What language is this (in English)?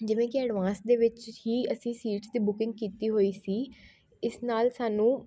Punjabi